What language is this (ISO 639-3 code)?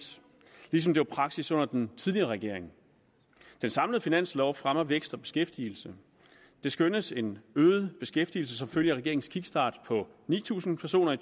dan